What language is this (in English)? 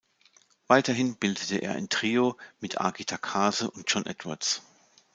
German